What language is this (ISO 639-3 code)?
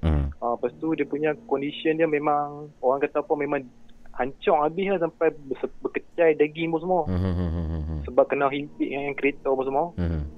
msa